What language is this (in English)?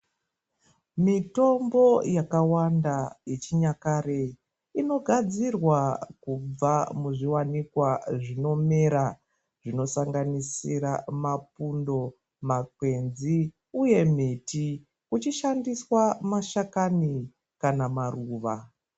Ndau